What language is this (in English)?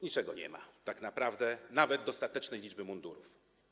Polish